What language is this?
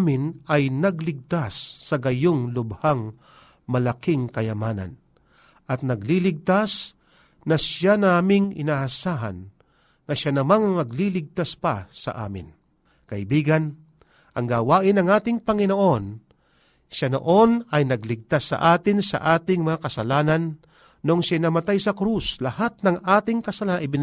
Filipino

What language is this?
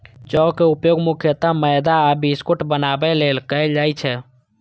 Maithili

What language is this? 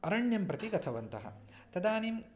Sanskrit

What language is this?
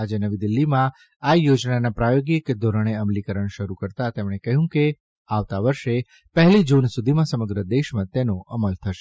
Gujarati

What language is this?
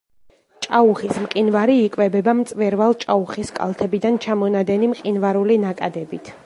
Georgian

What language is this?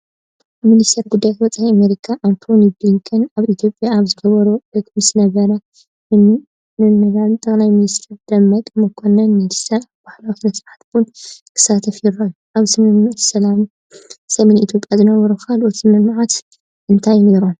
Tigrinya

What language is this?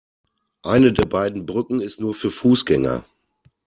German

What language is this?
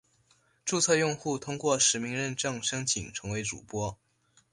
Chinese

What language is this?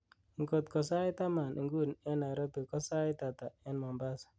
Kalenjin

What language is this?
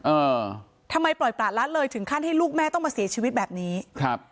Thai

